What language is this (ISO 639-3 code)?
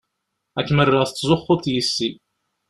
kab